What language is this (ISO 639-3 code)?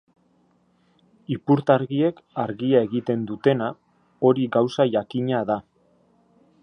eus